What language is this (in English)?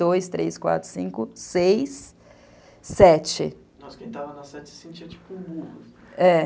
Portuguese